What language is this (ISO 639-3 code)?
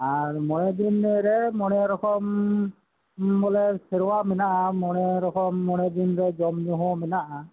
sat